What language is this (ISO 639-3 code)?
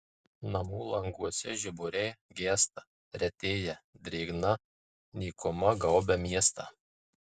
lit